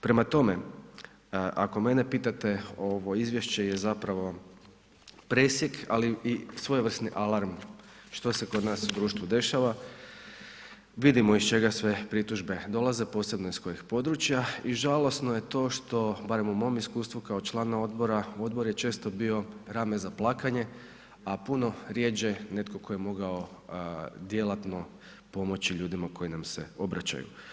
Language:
Croatian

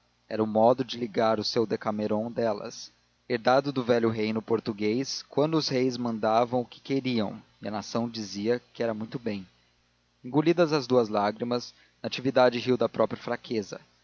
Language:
Portuguese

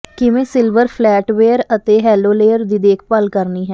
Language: Punjabi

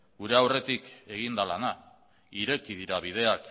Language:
Basque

